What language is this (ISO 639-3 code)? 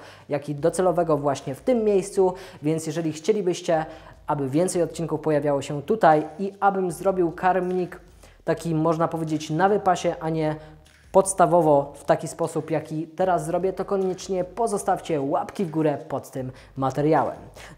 pol